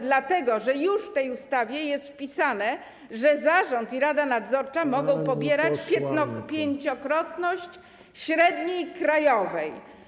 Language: Polish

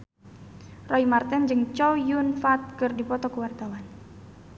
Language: Sundanese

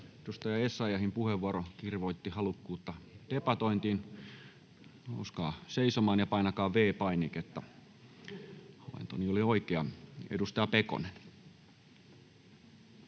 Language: Finnish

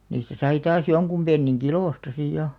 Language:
Finnish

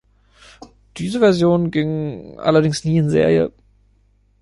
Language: German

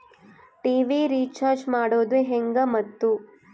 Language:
Kannada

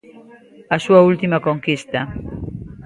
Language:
Galician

